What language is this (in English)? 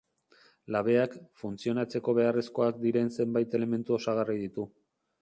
Basque